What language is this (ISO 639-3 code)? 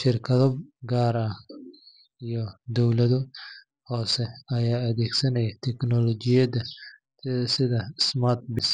som